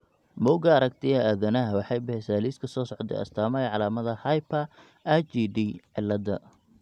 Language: Somali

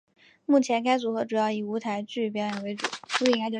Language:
Chinese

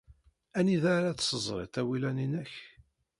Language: Kabyle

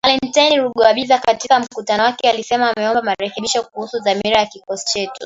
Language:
Swahili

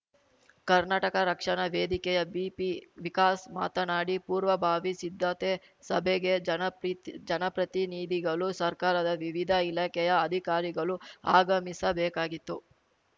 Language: Kannada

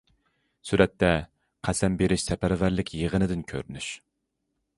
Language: Uyghur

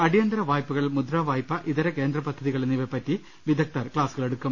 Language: Malayalam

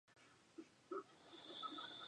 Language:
Spanish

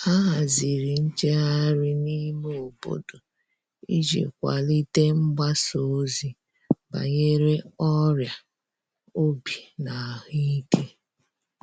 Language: Igbo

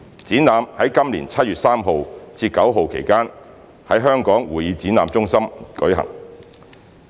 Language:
Cantonese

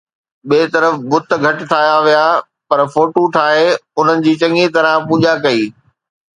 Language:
Sindhi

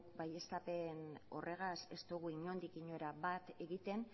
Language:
Basque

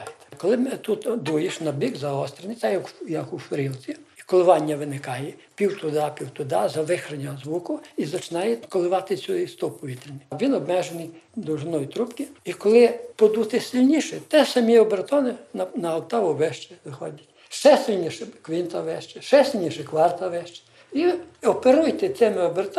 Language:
Ukrainian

